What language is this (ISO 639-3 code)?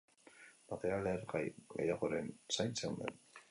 eus